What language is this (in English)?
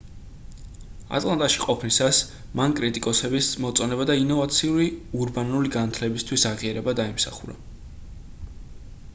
Georgian